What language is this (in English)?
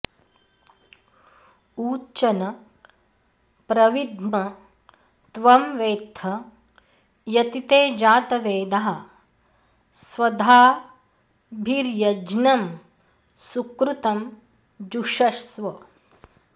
Sanskrit